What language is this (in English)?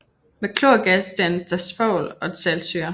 Danish